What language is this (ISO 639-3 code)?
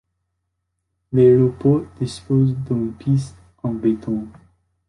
fra